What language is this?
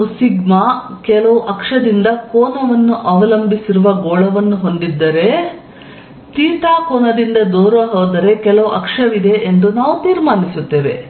Kannada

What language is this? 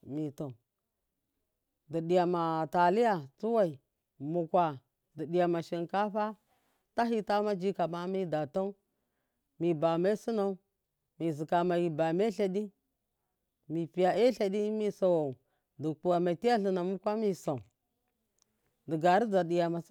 Miya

